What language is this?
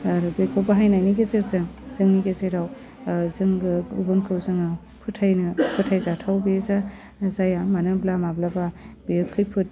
Bodo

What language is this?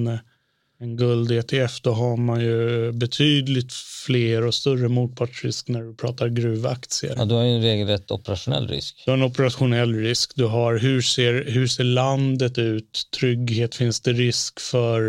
Swedish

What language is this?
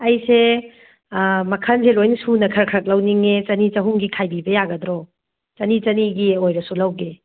Manipuri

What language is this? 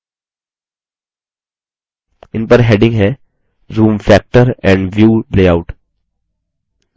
Hindi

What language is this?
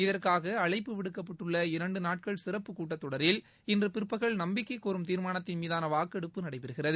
Tamil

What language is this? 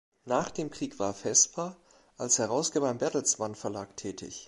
German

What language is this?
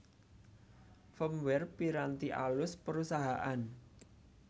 Javanese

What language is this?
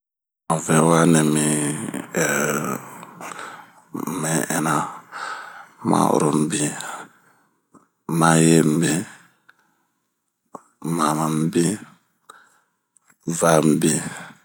Bomu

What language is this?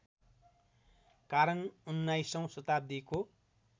Nepali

